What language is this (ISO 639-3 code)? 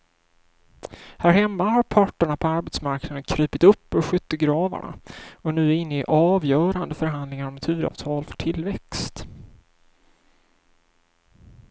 swe